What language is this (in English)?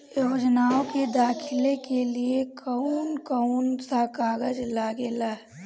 Bhojpuri